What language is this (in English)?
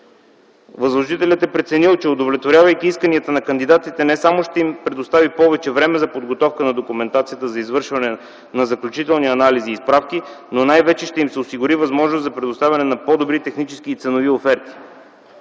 Bulgarian